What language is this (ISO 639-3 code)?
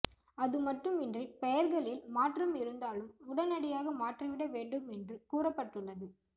tam